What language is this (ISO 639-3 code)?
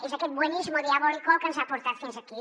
cat